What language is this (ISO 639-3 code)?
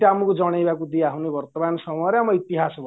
ori